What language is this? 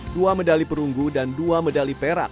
Indonesian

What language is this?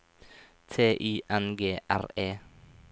Norwegian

